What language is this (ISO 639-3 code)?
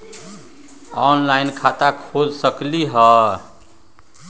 mag